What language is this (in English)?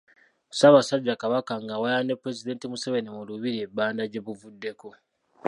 Ganda